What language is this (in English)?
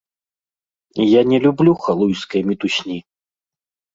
Belarusian